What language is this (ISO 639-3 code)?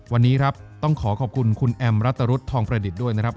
tha